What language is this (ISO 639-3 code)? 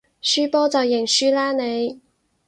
yue